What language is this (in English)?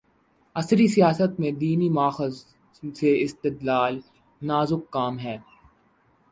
Urdu